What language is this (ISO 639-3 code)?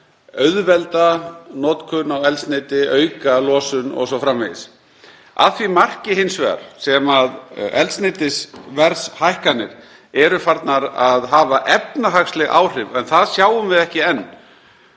isl